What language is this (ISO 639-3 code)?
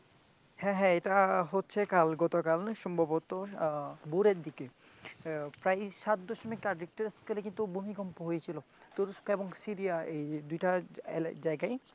ben